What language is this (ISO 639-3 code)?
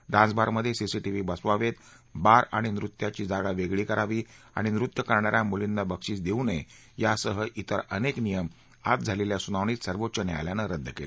mar